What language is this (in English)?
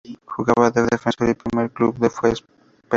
Spanish